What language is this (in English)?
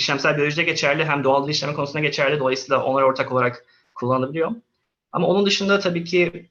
Turkish